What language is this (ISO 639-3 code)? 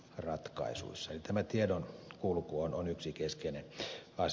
fin